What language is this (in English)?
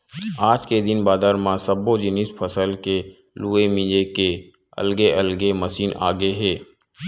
Chhattisgarhi